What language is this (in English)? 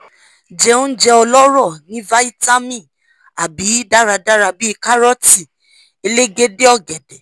Yoruba